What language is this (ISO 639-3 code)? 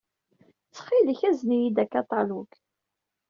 kab